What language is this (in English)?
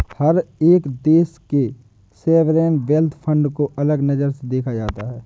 Hindi